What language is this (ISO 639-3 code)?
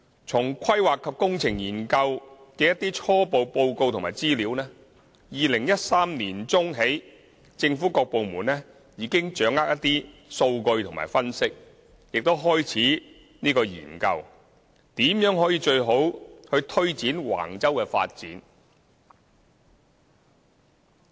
yue